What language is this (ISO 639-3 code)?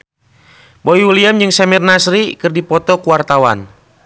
sun